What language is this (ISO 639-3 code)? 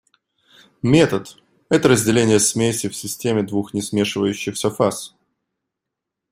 rus